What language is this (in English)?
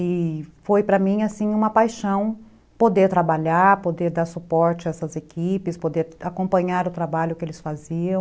Portuguese